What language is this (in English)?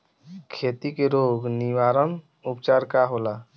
Bhojpuri